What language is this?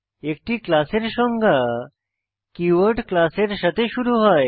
Bangla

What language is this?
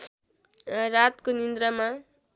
Nepali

